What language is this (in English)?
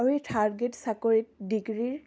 Assamese